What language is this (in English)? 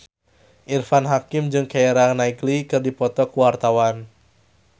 Sundanese